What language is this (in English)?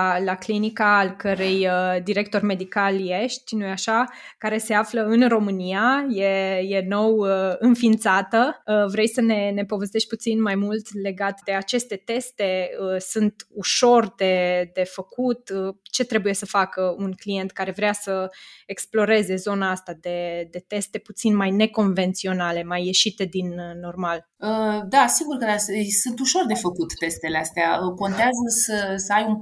Romanian